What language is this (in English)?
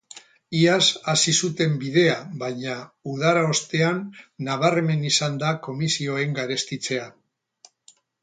Basque